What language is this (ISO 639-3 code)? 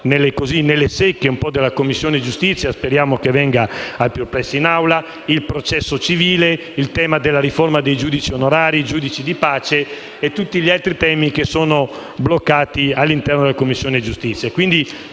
ita